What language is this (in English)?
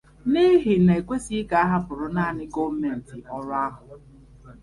Igbo